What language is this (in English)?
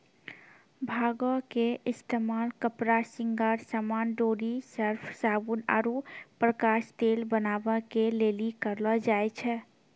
Maithili